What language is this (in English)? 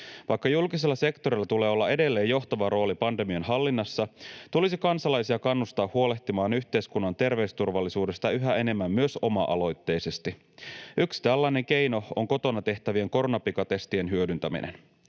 Finnish